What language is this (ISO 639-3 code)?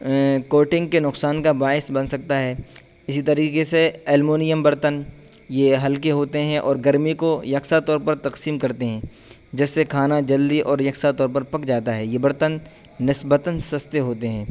urd